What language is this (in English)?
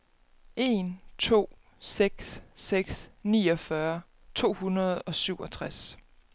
Danish